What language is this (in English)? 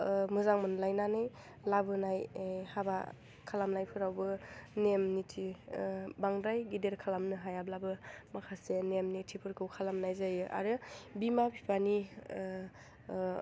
Bodo